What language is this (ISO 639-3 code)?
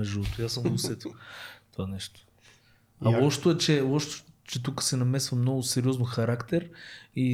bul